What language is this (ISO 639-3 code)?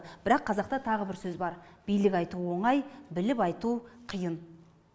kaz